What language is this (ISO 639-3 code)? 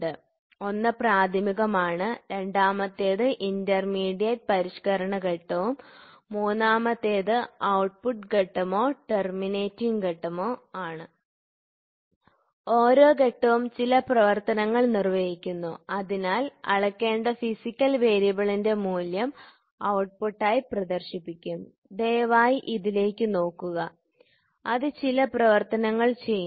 mal